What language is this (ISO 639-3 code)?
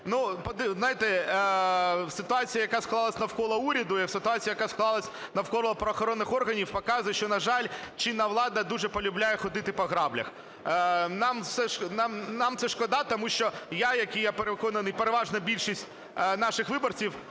ukr